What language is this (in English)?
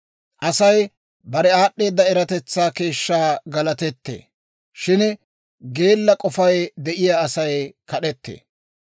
Dawro